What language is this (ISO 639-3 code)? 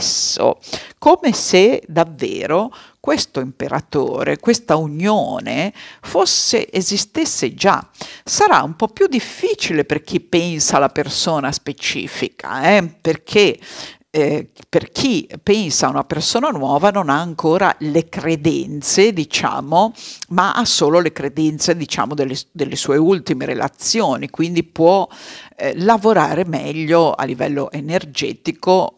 ita